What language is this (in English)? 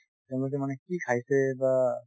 Assamese